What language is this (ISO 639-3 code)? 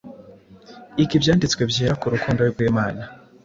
kin